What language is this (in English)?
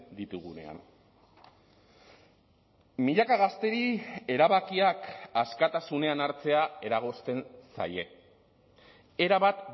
Basque